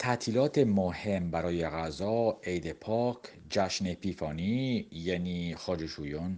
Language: Persian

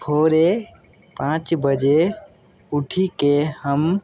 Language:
Maithili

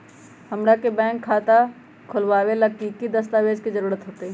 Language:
Magahi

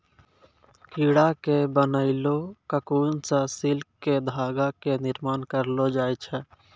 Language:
Maithili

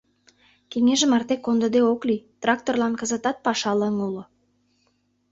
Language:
Mari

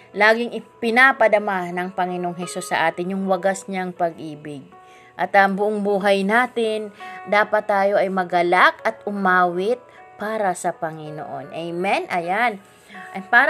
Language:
Filipino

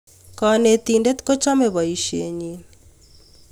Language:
Kalenjin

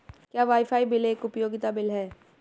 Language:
Hindi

